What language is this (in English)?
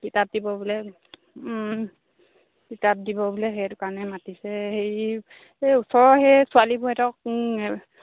Assamese